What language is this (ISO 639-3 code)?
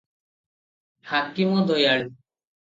ori